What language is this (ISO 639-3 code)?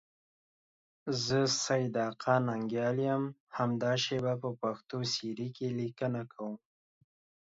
pus